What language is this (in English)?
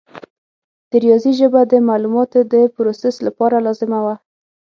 Pashto